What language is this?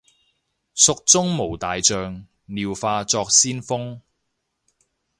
Cantonese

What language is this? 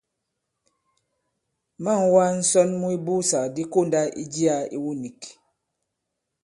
Bankon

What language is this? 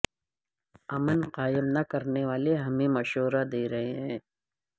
Urdu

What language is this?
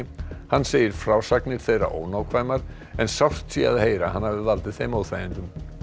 Icelandic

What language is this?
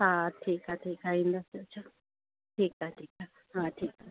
Sindhi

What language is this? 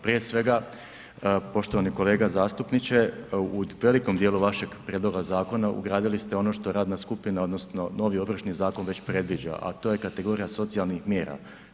Croatian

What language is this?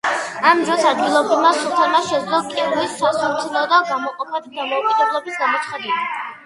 Georgian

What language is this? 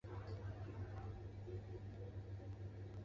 Chinese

